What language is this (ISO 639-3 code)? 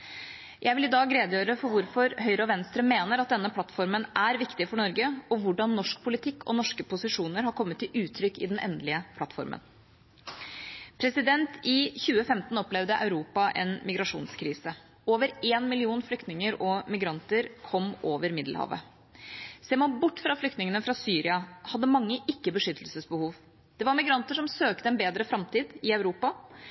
nob